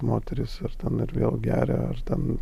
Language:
Lithuanian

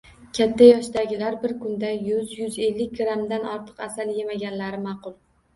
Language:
Uzbek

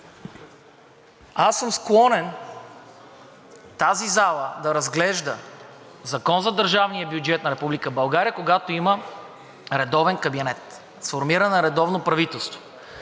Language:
Bulgarian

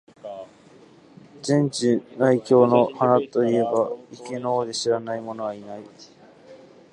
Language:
Japanese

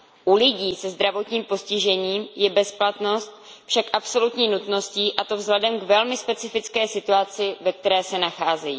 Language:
Czech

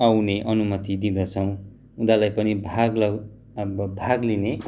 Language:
Nepali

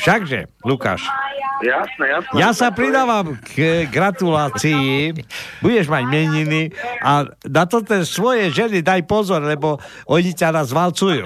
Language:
Slovak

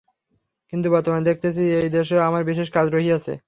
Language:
Bangla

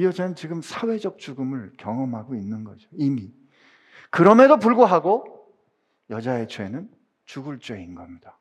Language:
Korean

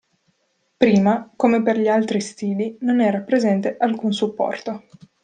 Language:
Italian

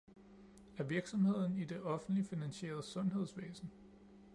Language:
Danish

